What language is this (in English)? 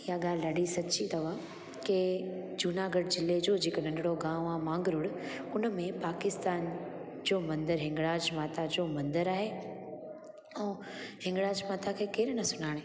Sindhi